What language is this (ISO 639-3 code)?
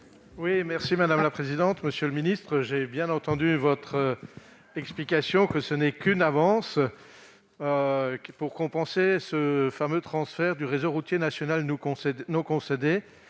fra